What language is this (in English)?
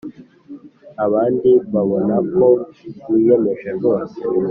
Kinyarwanda